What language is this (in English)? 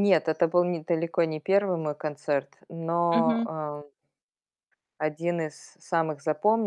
Russian